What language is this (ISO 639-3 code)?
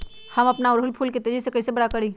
mag